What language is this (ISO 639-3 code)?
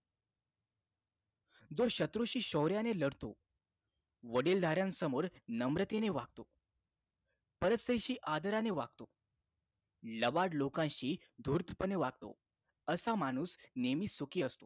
mar